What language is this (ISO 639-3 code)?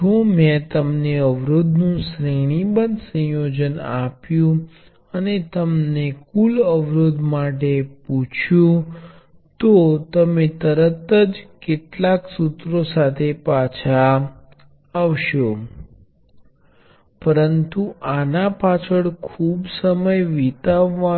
guj